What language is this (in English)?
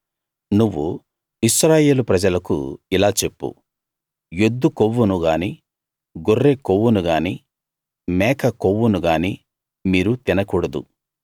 Telugu